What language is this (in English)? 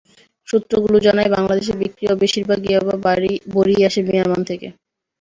Bangla